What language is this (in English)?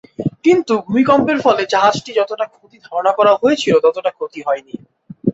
Bangla